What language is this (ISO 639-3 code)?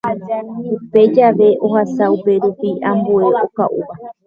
grn